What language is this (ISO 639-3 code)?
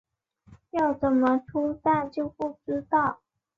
zho